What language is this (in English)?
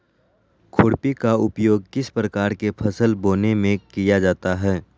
Magahi